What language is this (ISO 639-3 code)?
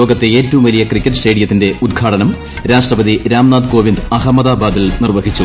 mal